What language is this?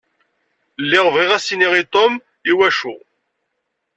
Kabyle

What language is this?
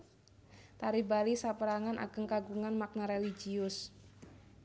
Javanese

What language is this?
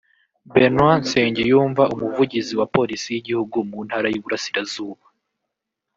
Kinyarwanda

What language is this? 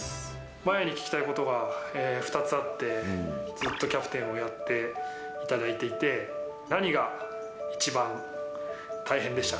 Japanese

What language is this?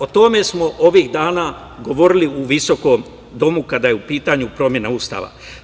Serbian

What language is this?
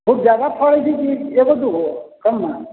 Maithili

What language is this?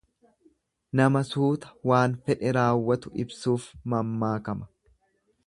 Oromo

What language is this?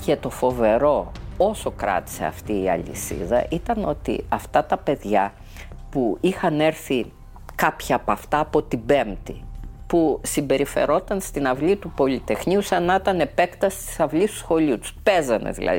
Greek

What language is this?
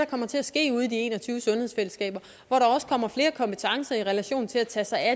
Danish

